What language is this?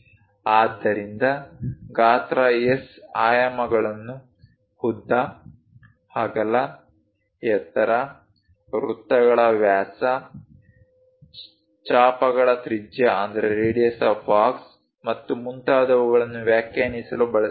Kannada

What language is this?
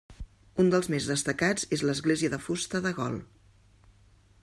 Catalan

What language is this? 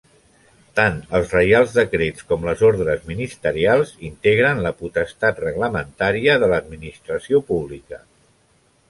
Catalan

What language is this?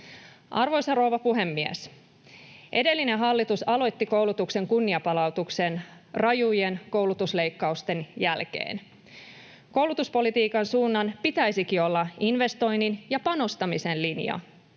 Finnish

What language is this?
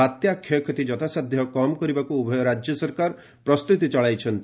Odia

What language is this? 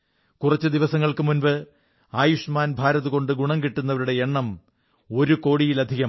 Malayalam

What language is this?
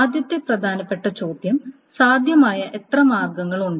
Malayalam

